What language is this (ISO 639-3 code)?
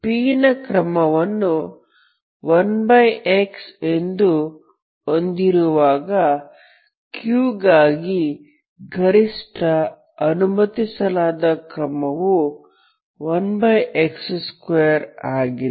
kan